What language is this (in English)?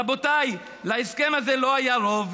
Hebrew